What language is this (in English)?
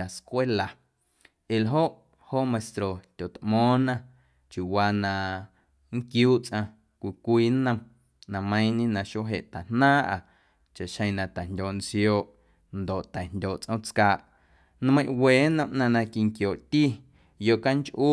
Guerrero Amuzgo